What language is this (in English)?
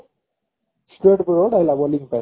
Odia